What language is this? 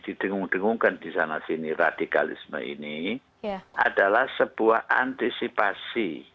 Indonesian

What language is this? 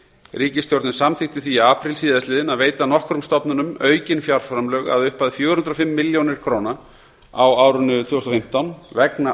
Icelandic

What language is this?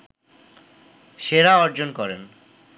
Bangla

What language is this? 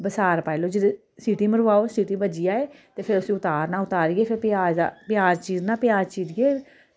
Dogri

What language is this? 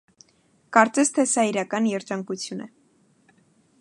Armenian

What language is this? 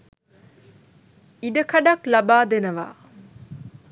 Sinhala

